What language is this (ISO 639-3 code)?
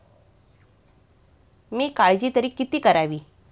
mar